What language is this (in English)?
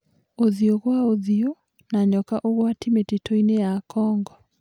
Kikuyu